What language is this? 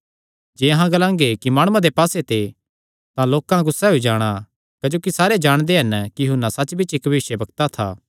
Kangri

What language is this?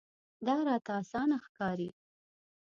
Pashto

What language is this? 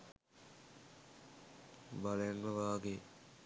Sinhala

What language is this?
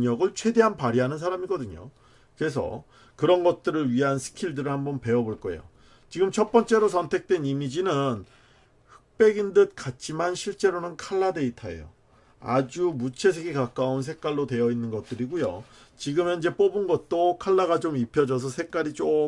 Korean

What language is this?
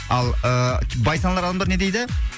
Kazakh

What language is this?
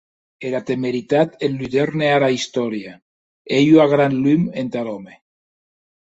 Occitan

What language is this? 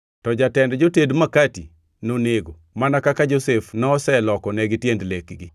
Luo (Kenya and Tanzania)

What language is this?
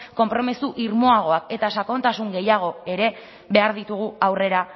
Basque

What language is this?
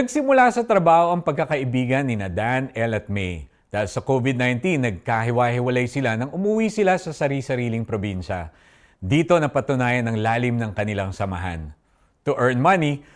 Filipino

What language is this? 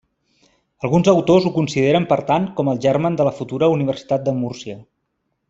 Catalan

